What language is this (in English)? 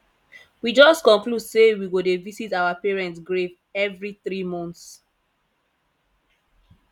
Nigerian Pidgin